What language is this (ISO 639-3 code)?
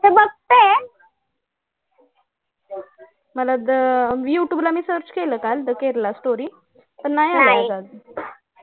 mar